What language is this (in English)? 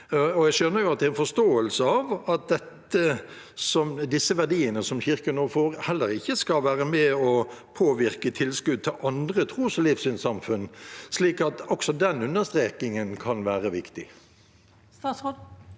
Norwegian